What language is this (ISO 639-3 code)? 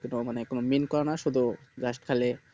ben